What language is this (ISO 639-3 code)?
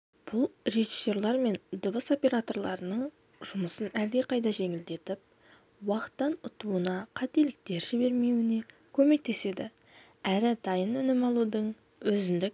kaz